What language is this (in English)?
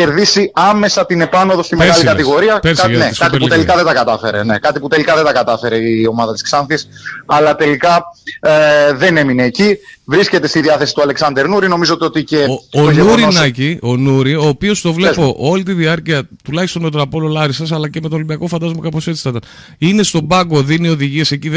Greek